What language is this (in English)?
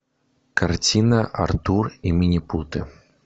Russian